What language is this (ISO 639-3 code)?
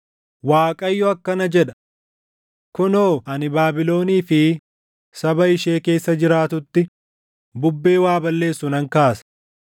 orm